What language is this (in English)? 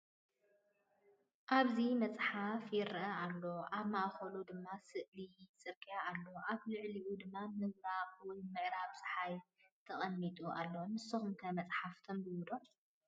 Tigrinya